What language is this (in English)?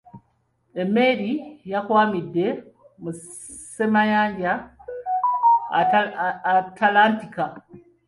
Ganda